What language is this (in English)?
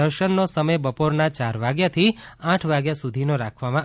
Gujarati